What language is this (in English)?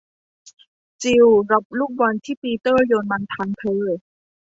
Thai